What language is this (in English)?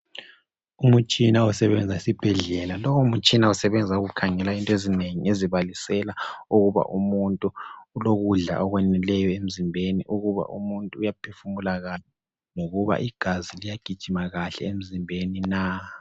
North Ndebele